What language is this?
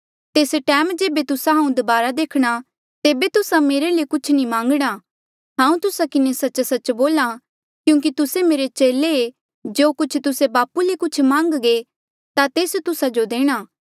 Mandeali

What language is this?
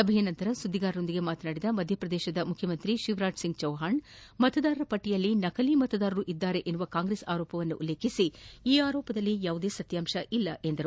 Kannada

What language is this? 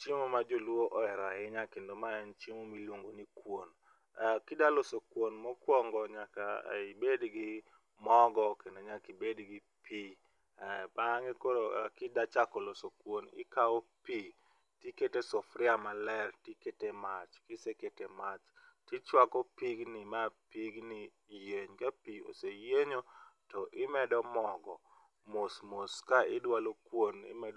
Luo (Kenya and Tanzania)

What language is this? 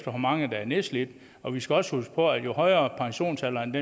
Danish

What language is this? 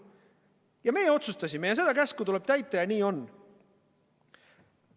Estonian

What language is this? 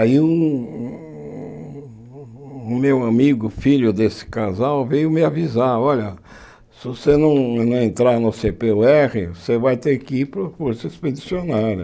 Portuguese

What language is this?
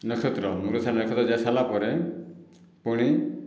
Odia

